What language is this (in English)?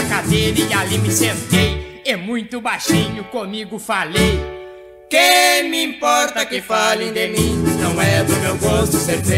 Portuguese